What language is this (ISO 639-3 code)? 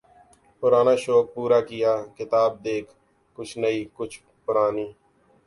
urd